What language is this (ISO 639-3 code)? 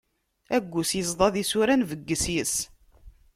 kab